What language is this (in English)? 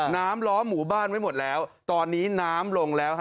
Thai